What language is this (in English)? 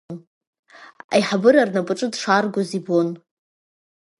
Abkhazian